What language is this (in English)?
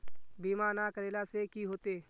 Magahi